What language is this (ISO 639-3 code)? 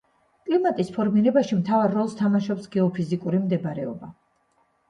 kat